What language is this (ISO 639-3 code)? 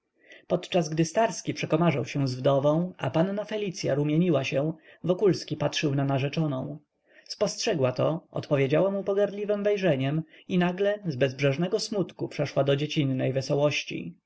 pol